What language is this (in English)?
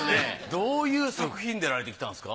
Japanese